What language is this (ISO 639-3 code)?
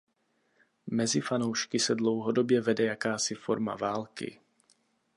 ces